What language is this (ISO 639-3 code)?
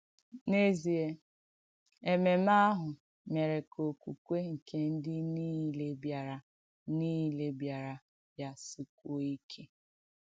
ibo